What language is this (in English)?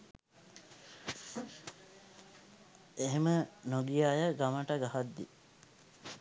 Sinhala